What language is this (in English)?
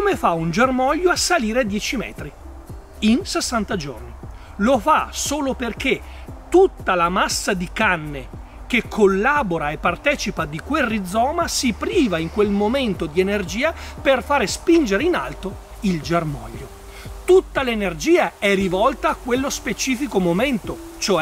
Italian